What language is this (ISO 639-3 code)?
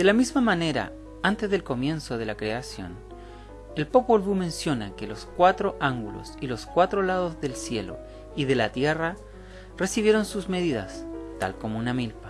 spa